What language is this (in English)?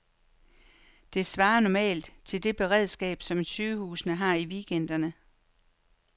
Danish